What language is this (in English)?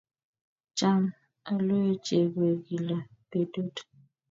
Kalenjin